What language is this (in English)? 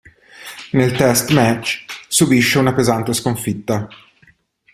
Italian